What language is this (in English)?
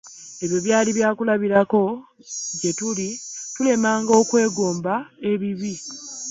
Ganda